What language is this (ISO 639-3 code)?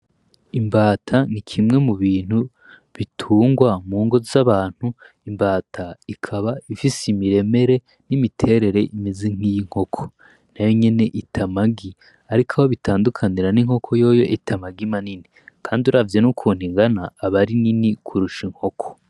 run